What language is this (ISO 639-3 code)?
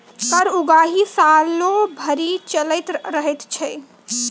mai